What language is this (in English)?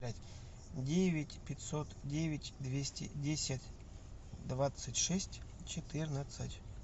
Russian